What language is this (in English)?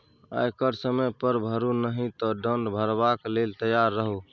Maithili